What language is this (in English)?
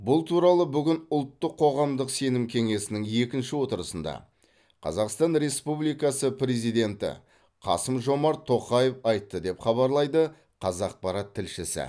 Kazakh